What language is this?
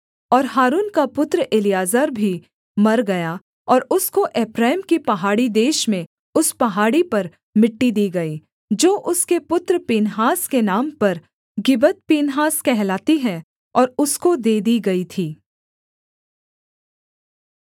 Hindi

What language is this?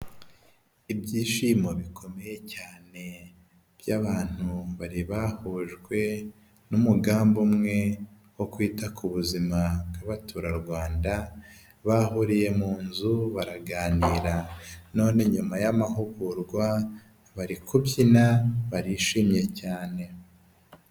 Kinyarwanda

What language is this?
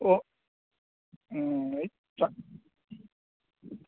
Manipuri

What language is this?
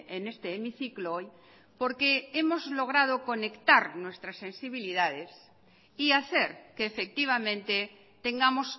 Spanish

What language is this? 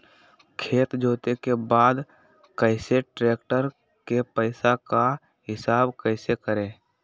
Magahi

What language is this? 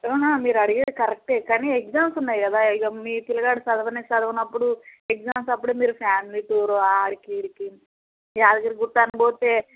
Telugu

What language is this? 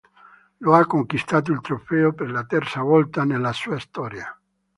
Italian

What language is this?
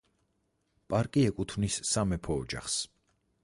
Georgian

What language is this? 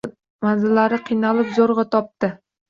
Uzbek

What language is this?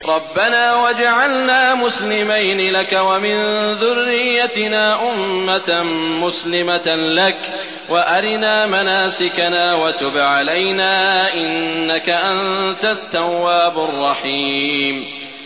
Arabic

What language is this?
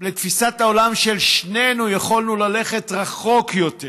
Hebrew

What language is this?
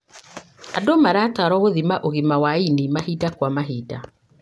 Kikuyu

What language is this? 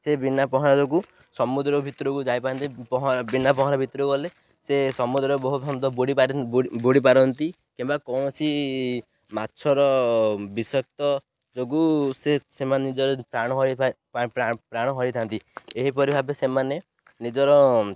Odia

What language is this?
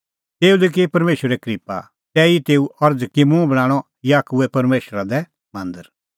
Kullu Pahari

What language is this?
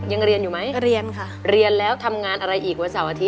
Thai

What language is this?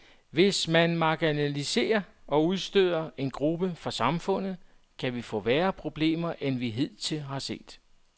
Danish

